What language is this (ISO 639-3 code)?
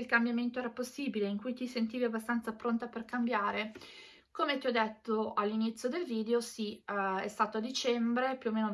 ita